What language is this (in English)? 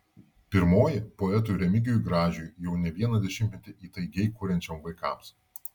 Lithuanian